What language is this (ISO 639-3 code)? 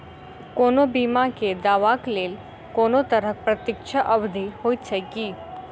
mai